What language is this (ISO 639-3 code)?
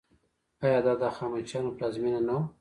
pus